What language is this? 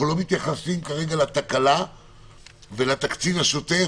Hebrew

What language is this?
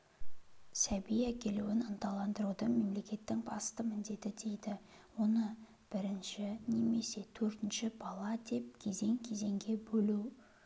Kazakh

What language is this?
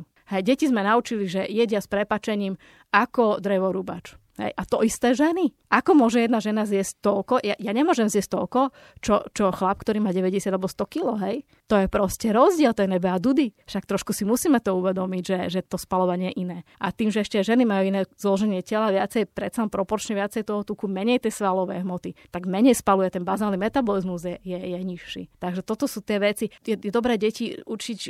Slovak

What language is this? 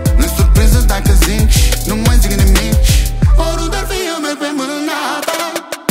Romanian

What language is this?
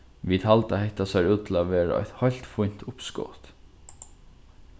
Faroese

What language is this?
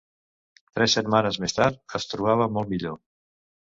Catalan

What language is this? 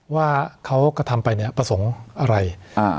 Thai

